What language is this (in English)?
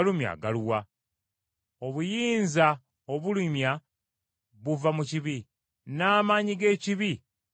Ganda